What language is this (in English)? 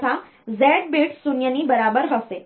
Gujarati